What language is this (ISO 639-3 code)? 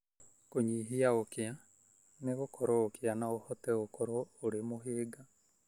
kik